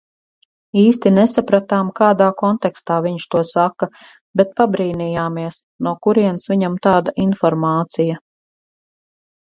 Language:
Latvian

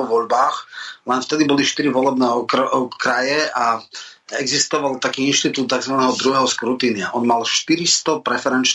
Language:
Slovak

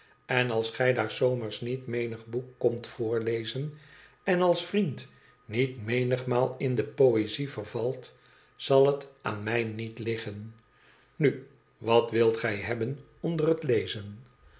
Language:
Dutch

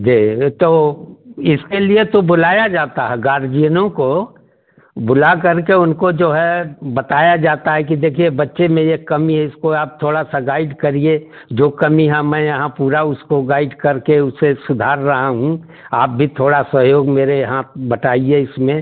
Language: Hindi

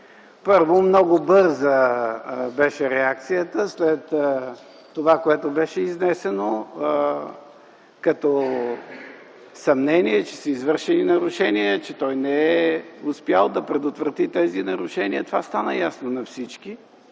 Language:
Bulgarian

